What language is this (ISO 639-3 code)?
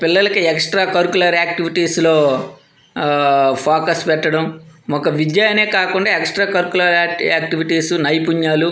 tel